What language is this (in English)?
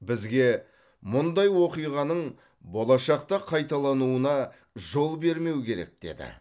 Kazakh